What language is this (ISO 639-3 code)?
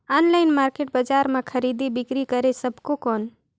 hne